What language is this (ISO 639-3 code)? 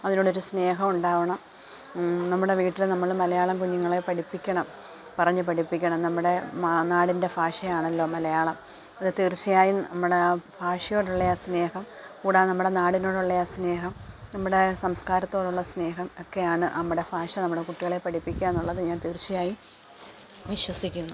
mal